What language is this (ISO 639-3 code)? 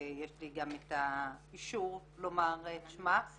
heb